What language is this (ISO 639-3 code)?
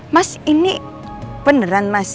ind